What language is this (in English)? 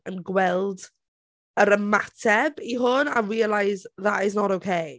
Welsh